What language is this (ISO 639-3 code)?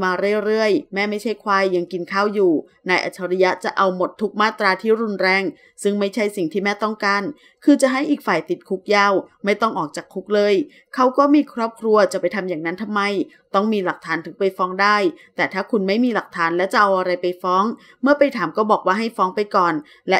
tha